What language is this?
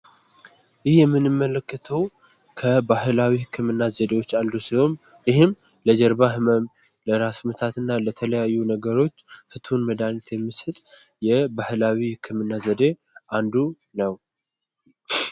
Amharic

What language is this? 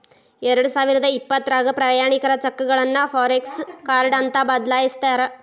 Kannada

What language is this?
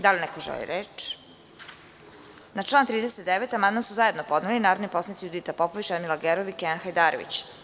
Serbian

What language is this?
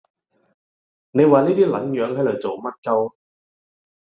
Cantonese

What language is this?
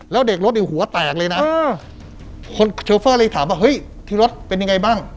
Thai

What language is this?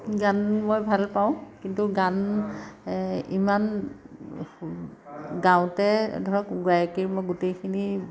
Assamese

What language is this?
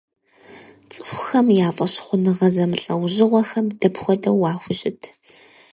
Kabardian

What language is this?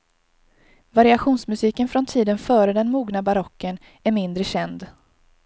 Swedish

